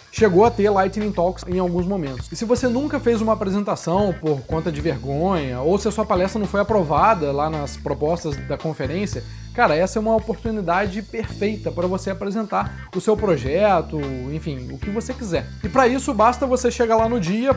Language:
Portuguese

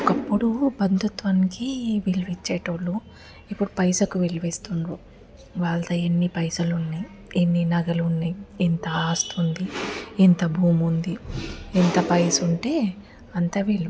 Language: Telugu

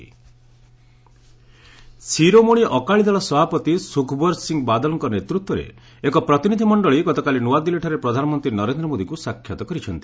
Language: Odia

